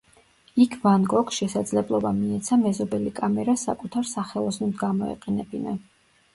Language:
Georgian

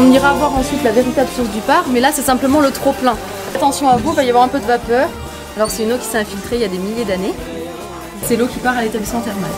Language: French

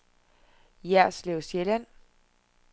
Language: Danish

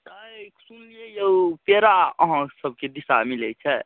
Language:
Maithili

